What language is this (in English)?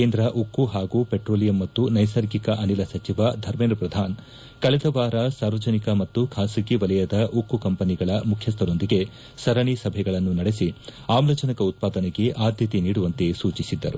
Kannada